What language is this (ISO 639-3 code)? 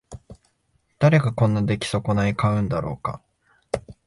jpn